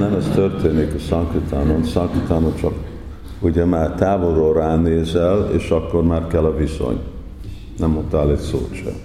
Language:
Hungarian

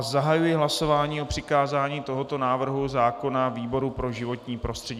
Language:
Czech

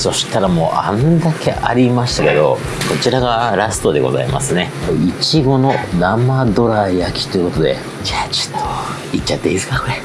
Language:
Japanese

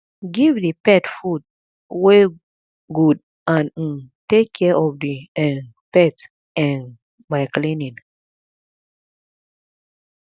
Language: Nigerian Pidgin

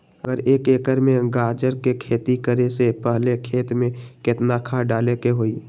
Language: Magahi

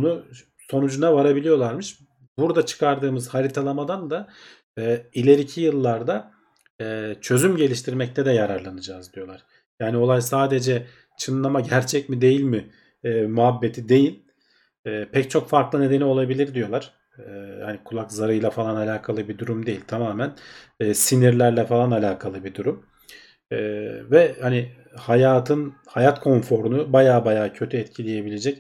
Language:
Turkish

